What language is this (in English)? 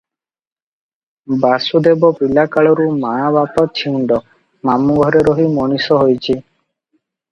Odia